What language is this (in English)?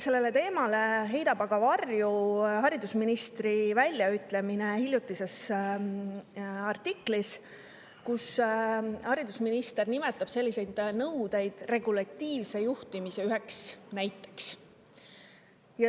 Estonian